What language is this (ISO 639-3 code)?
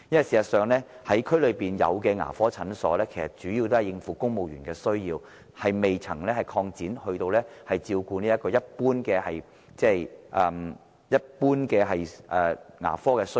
yue